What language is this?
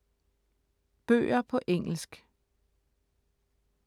Danish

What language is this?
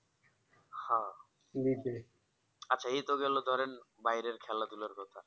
Bangla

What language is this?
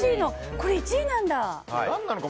Japanese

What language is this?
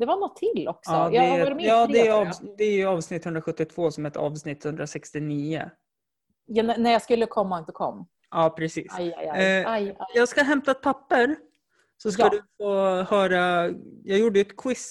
Swedish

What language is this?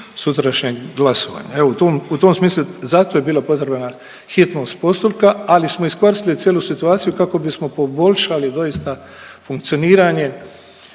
Croatian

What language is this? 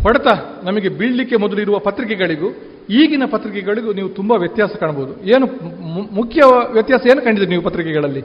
Kannada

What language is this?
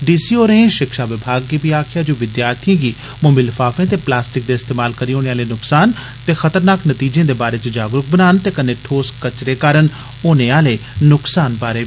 Dogri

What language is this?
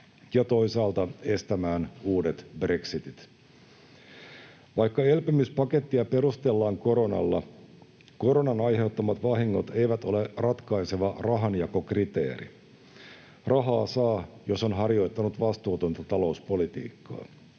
Finnish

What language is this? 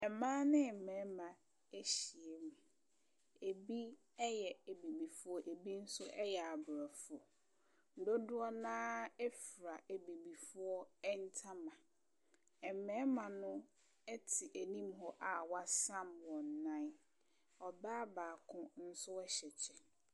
Akan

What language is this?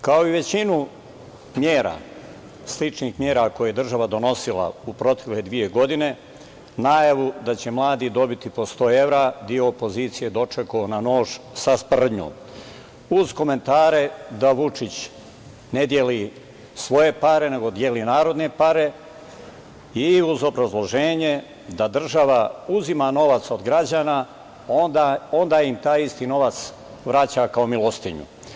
Serbian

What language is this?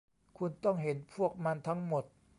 Thai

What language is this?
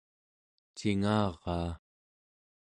Central Yupik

